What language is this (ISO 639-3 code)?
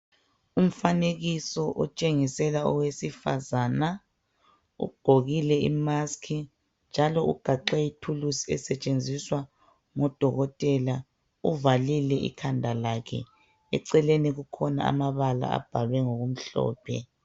nde